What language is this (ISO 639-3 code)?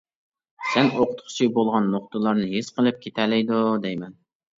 uig